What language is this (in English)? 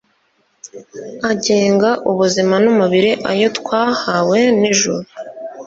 Kinyarwanda